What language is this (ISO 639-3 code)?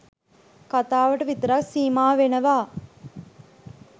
sin